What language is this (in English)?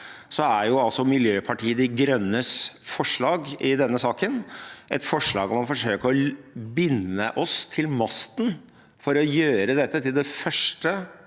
Norwegian